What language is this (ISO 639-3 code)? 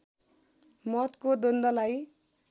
nep